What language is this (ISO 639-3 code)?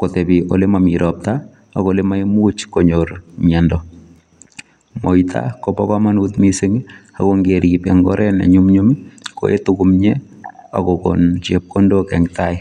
kln